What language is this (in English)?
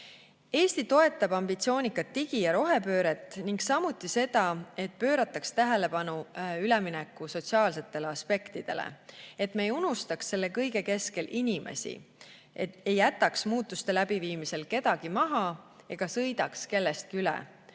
Estonian